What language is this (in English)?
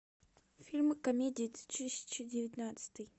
Russian